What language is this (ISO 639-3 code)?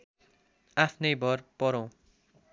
nep